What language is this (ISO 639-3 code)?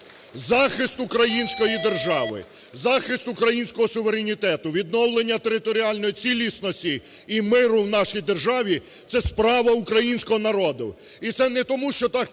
ukr